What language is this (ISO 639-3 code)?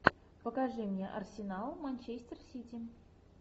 rus